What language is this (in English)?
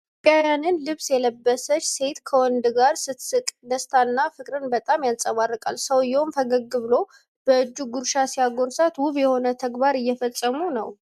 Amharic